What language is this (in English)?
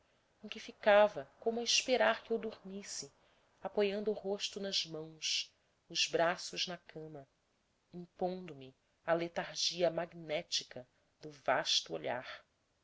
Portuguese